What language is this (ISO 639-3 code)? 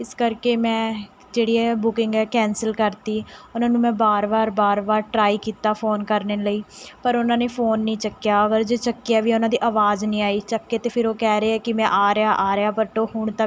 pan